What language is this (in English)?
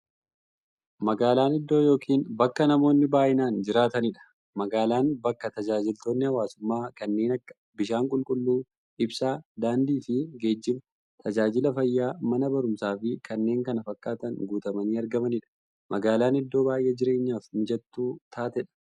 Oromo